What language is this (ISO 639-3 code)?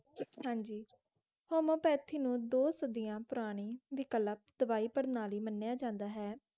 pan